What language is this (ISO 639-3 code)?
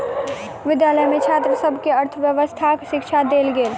mai